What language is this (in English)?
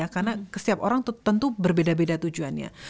Indonesian